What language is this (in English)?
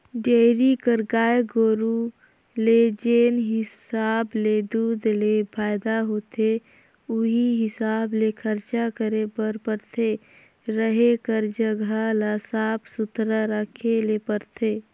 Chhattisgarhi